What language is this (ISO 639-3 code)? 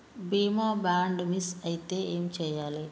tel